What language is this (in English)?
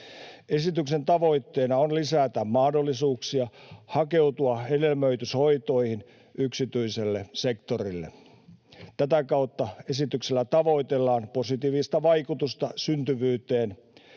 Finnish